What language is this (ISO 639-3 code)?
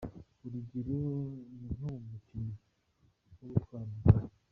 kin